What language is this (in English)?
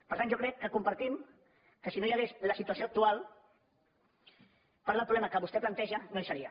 Catalan